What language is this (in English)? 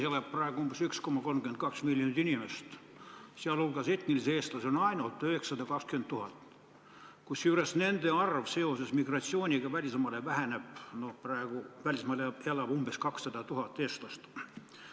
Estonian